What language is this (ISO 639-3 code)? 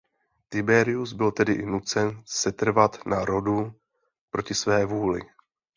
ces